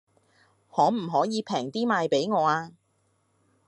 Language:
Cantonese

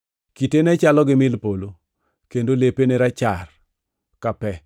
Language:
Luo (Kenya and Tanzania)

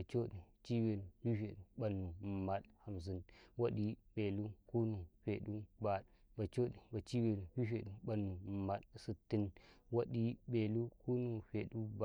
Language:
Karekare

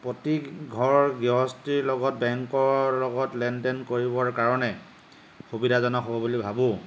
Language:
Assamese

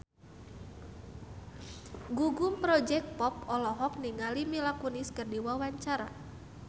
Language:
Sundanese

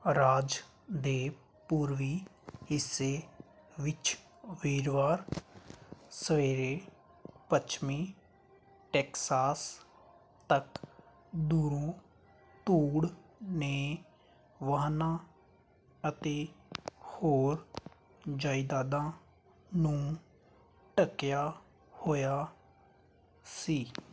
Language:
Punjabi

